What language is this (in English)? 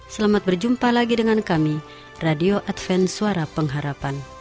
Indonesian